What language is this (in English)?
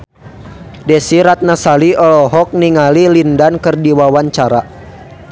Sundanese